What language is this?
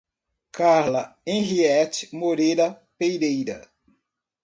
Portuguese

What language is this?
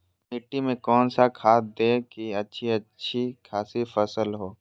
Magahi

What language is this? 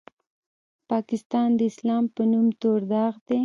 Pashto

